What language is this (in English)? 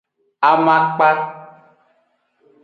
Aja (Benin)